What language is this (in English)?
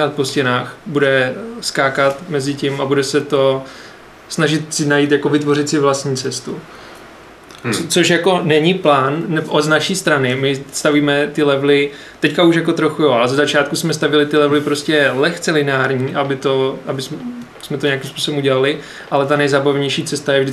Czech